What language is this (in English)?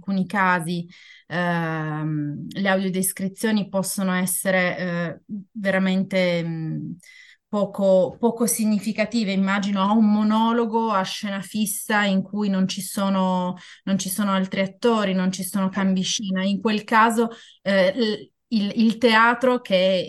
Italian